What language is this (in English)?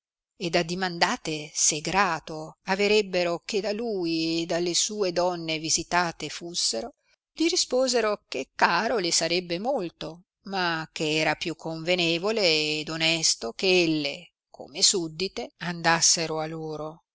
Italian